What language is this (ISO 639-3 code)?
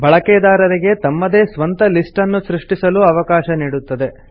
kan